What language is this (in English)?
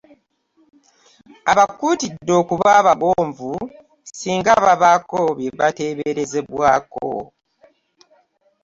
Ganda